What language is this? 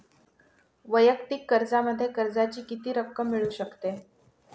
Marathi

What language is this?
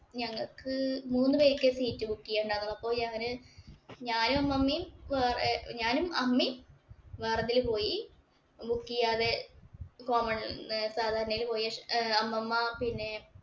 Malayalam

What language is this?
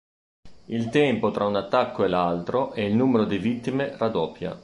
Italian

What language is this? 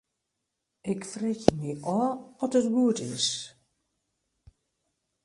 Western Frisian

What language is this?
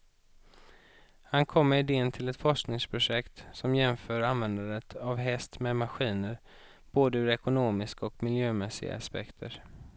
Swedish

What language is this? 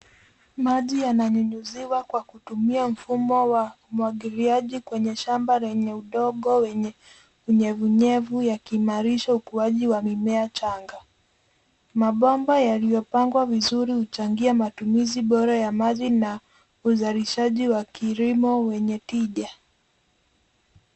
Swahili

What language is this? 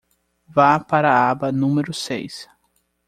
Portuguese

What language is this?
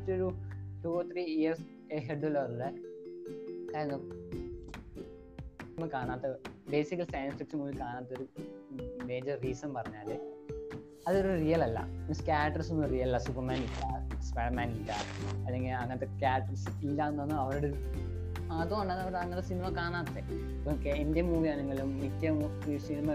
Malayalam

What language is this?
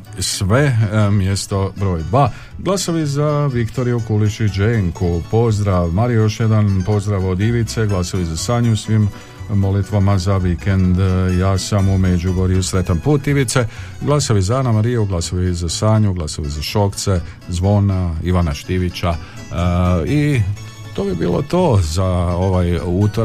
Croatian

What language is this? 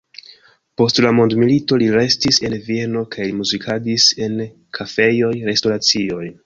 Esperanto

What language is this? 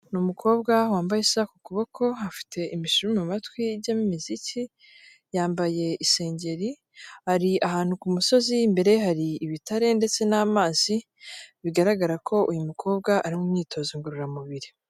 Kinyarwanda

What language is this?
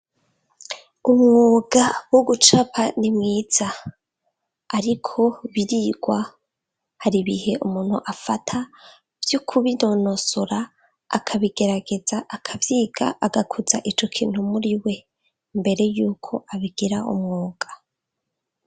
Rundi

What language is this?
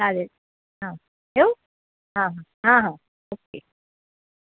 Marathi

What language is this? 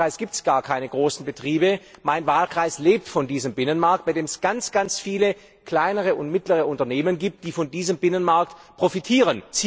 German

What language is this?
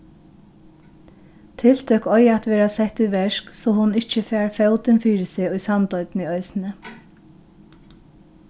Faroese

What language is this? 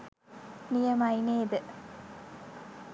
Sinhala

